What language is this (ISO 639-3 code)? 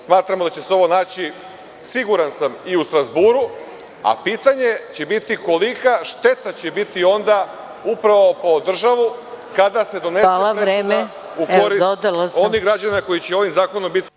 srp